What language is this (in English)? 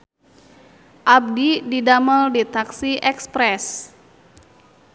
Sundanese